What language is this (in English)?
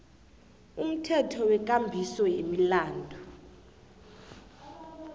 South Ndebele